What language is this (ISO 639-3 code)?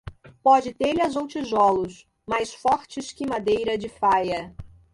por